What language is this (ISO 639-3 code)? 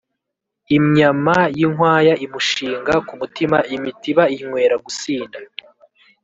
kin